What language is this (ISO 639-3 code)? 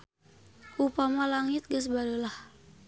sun